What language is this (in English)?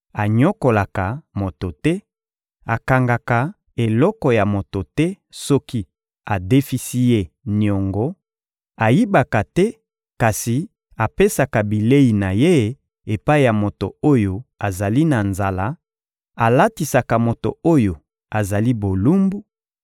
Lingala